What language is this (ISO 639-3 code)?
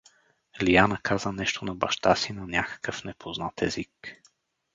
bul